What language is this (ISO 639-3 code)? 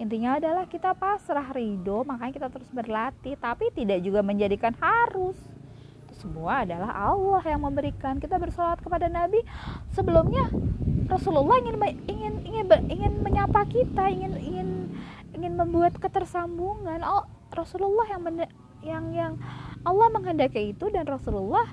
ind